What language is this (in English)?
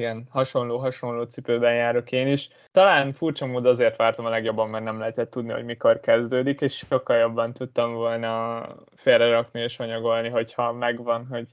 Hungarian